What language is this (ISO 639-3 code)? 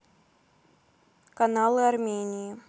rus